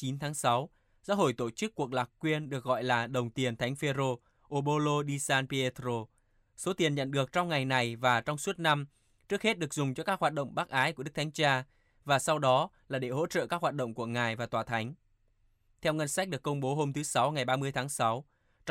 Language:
Vietnamese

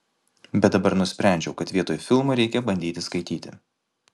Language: Lithuanian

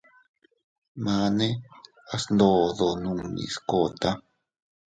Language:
Teutila Cuicatec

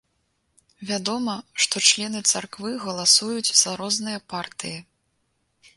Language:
Belarusian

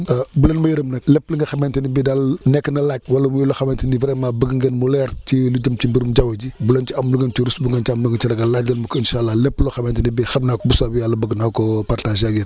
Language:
Wolof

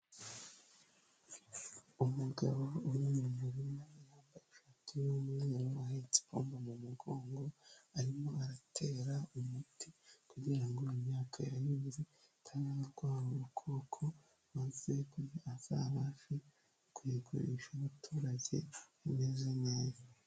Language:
Kinyarwanda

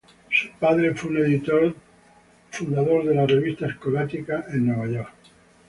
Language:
Spanish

